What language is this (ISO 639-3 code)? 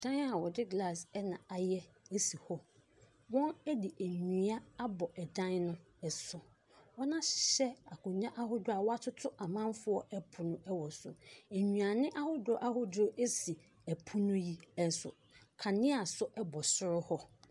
aka